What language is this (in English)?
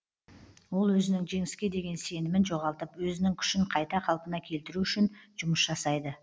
Kazakh